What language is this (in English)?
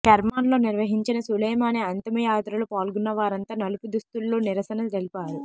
Telugu